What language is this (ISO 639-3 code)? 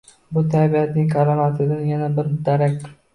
uzb